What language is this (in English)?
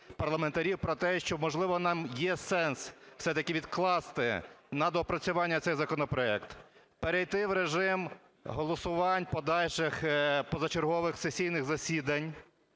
Ukrainian